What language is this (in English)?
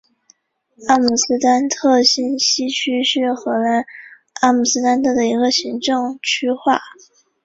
Chinese